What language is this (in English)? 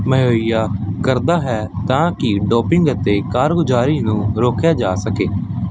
Punjabi